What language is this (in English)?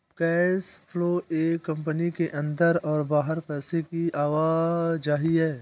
Hindi